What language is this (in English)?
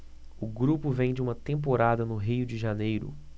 Portuguese